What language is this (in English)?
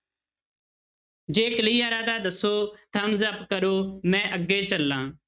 Punjabi